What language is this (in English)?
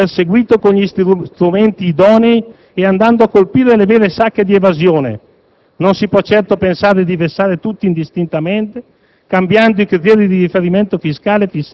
Italian